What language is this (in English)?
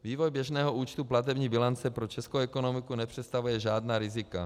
Czech